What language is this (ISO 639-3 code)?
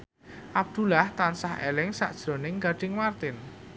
jav